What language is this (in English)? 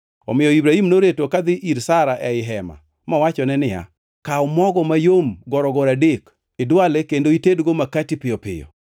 Luo (Kenya and Tanzania)